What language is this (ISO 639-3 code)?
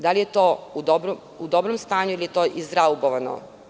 srp